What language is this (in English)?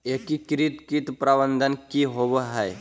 Magahi